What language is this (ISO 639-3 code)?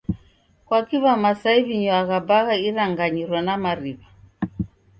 dav